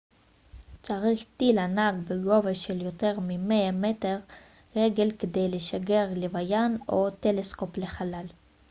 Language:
Hebrew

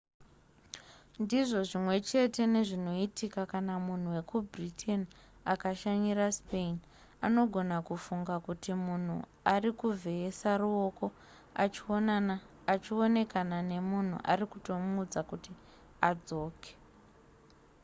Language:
Shona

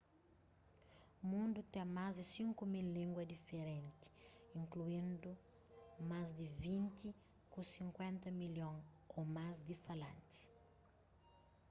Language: Kabuverdianu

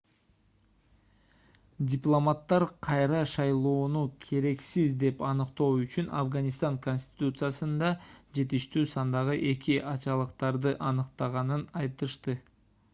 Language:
Kyrgyz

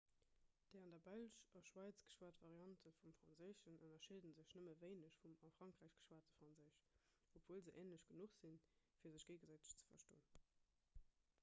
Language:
Luxembourgish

